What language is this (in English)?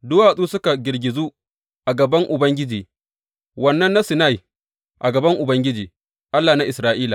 Hausa